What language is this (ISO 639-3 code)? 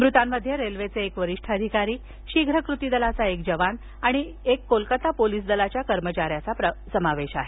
mar